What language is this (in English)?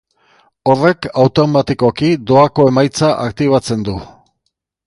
Basque